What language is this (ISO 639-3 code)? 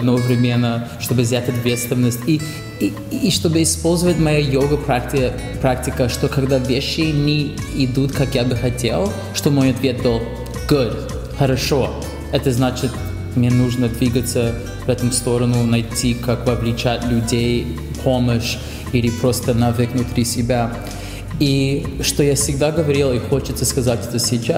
rus